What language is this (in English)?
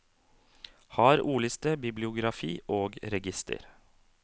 Norwegian